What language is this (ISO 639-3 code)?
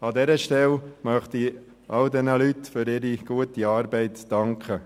gsw